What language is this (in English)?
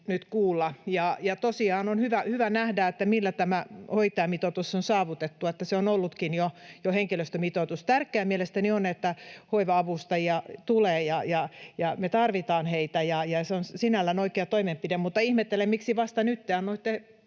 Finnish